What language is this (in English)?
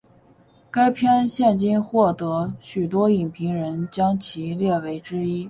Chinese